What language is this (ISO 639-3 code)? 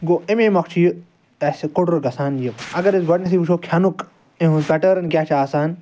kas